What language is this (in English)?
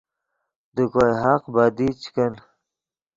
Yidgha